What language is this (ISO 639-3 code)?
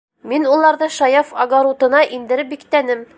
bak